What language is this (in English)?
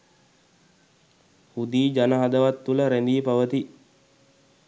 Sinhala